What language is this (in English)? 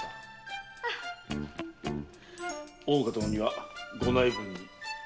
Japanese